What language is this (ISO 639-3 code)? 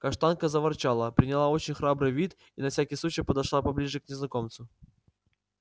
rus